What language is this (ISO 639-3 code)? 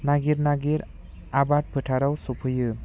brx